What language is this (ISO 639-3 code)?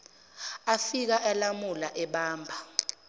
zul